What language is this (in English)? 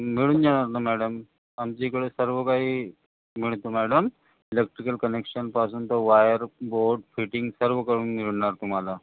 Marathi